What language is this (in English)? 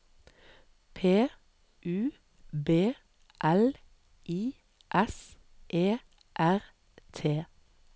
Norwegian